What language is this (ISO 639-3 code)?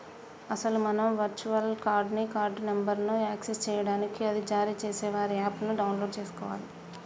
tel